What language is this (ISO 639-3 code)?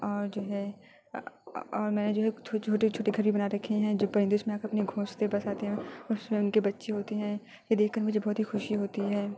urd